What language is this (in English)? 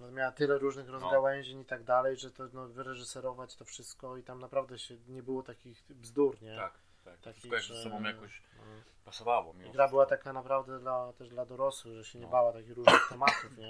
Polish